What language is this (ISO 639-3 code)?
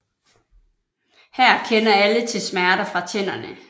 dan